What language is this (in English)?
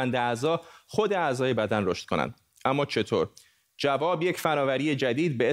Persian